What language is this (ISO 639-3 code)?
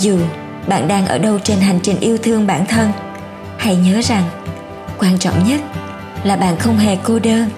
vie